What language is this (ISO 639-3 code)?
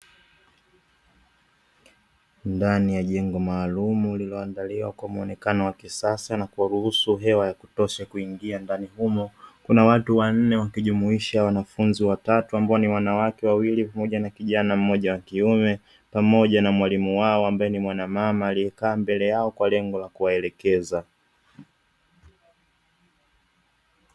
swa